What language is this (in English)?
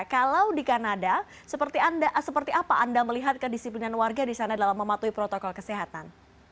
Indonesian